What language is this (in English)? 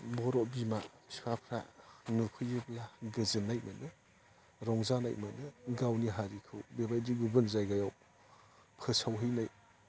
Bodo